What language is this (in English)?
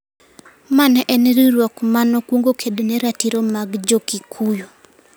Luo (Kenya and Tanzania)